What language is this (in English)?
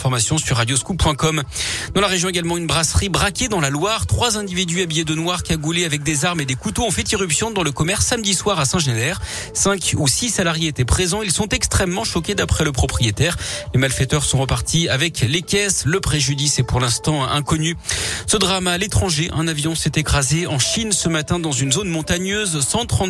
French